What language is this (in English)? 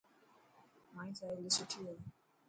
Dhatki